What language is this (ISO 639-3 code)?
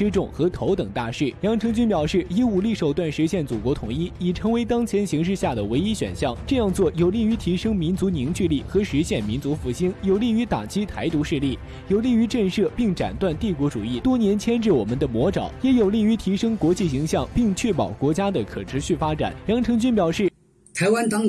zho